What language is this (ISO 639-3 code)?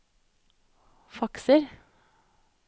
nor